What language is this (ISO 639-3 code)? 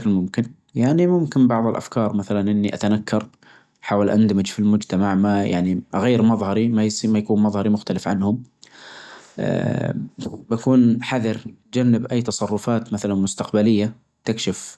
ars